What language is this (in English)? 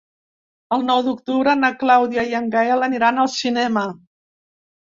Catalan